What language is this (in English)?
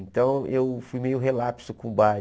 Portuguese